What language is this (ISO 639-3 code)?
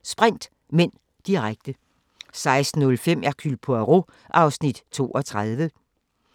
dan